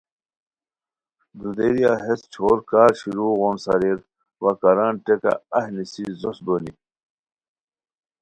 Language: Khowar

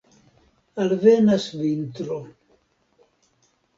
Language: Esperanto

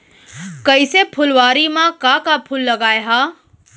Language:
Chhattisgarhi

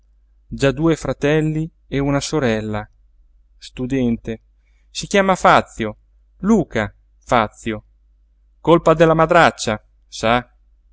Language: Italian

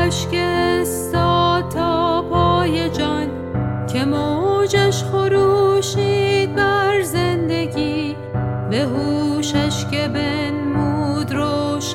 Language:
Persian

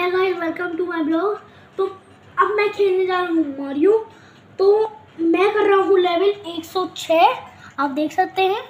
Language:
Hindi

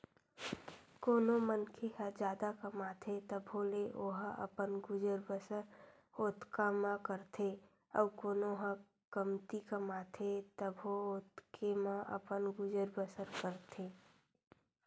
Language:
Chhattisgarhi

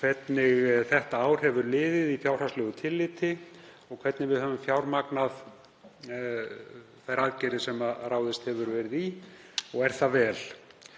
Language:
Icelandic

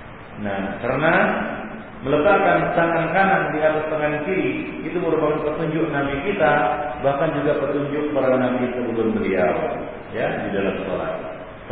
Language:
Malay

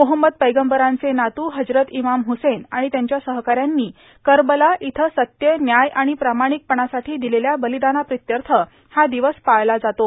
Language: Marathi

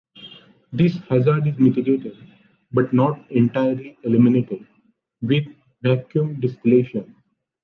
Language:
English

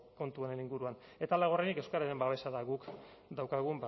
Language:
Basque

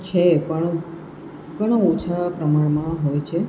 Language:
Gujarati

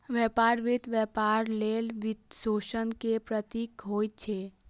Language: Maithili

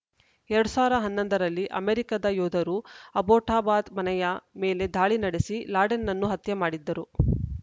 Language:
Kannada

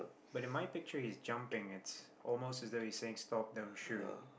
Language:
English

